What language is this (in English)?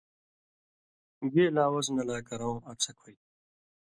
Indus Kohistani